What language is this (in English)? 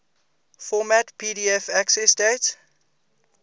English